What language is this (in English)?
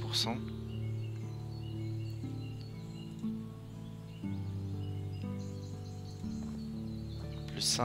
French